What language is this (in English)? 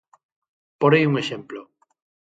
Galician